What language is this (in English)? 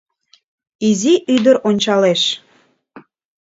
Mari